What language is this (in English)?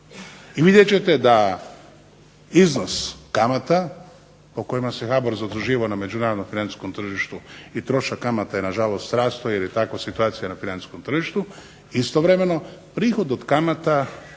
Croatian